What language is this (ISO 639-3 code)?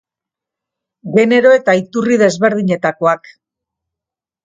eus